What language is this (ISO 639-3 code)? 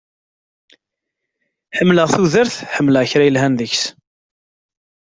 kab